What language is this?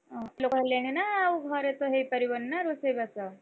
Odia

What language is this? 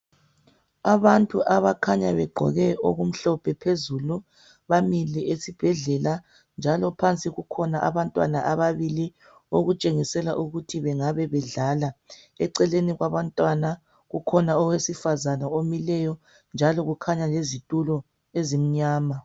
North Ndebele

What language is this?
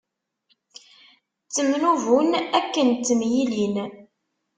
Kabyle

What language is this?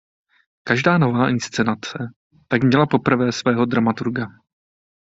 Czech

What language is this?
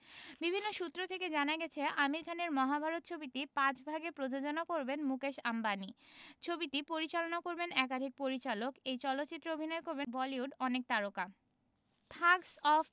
Bangla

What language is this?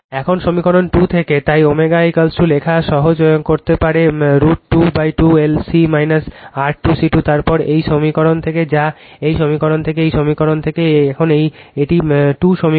Bangla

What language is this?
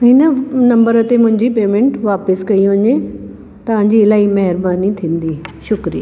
Sindhi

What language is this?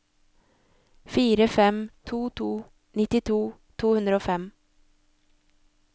Norwegian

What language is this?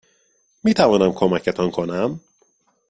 Persian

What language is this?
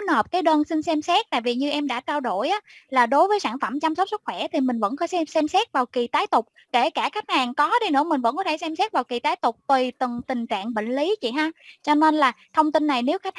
Vietnamese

